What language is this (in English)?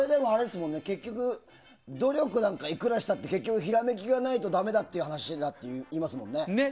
Japanese